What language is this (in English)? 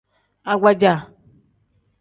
Tem